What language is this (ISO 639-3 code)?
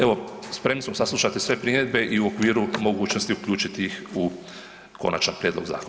hrv